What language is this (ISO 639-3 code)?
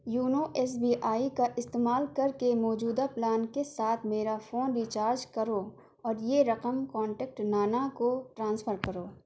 urd